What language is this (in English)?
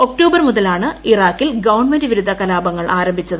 Malayalam